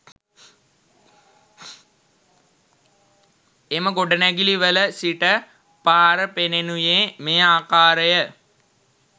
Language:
Sinhala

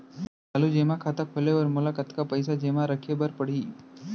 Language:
Chhattisgarhi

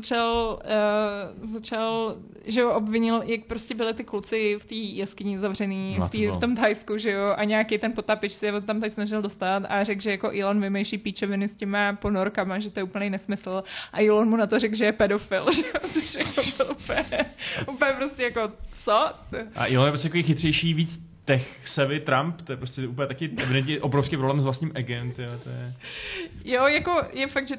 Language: Czech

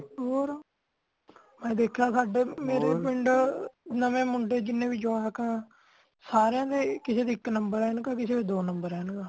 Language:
Punjabi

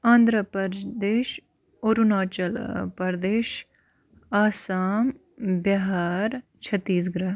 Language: Kashmiri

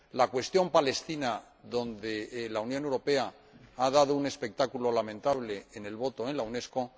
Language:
Spanish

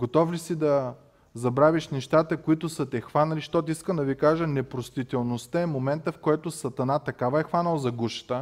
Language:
Bulgarian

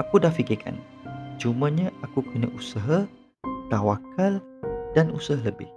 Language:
Malay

